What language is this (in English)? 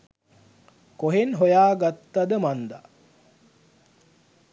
Sinhala